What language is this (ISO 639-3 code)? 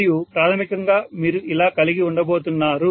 tel